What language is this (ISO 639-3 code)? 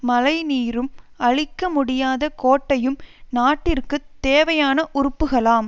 tam